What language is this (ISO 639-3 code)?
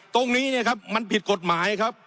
tha